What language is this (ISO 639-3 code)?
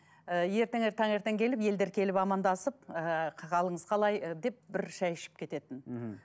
kaz